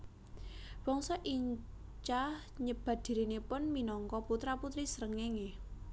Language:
Javanese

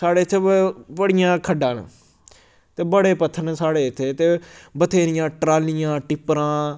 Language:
Dogri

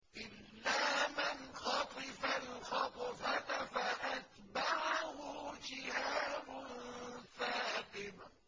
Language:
Arabic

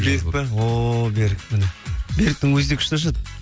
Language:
Kazakh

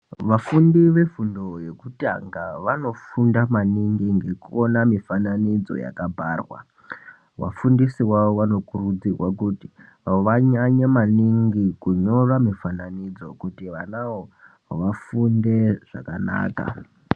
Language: Ndau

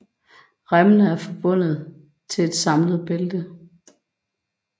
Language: Danish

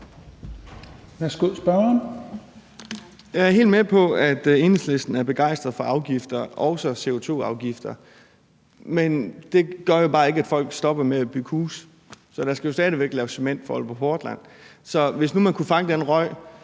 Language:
Danish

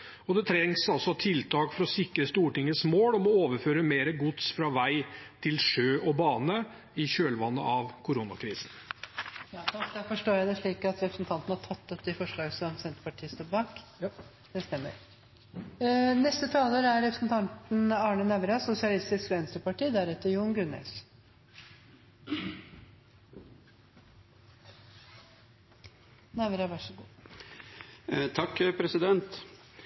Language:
Norwegian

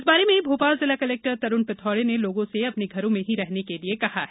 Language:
Hindi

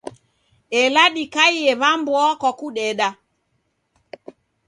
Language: Taita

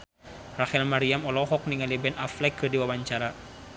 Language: Sundanese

